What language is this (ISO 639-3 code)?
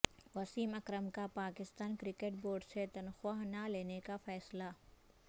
urd